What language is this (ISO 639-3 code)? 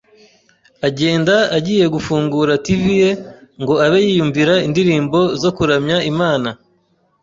kin